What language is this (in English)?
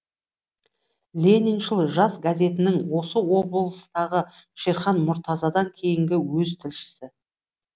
Kazakh